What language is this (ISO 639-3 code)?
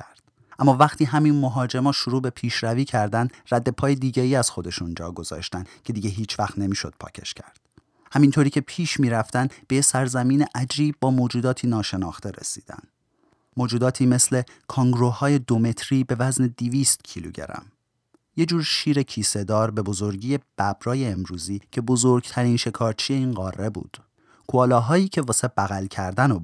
fas